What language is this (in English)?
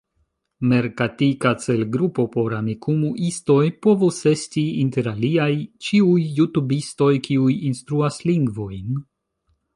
Esperanto